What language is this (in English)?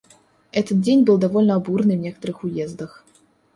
Russian